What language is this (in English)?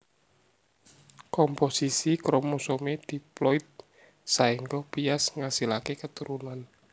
Javanese